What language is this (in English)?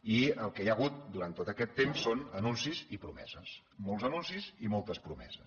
Catalan